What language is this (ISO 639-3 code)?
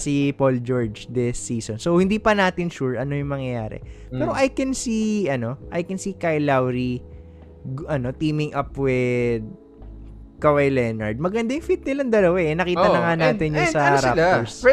fil